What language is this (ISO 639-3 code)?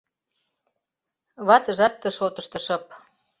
chm